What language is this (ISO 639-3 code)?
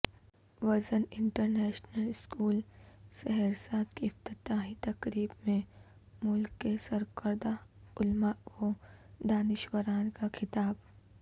urd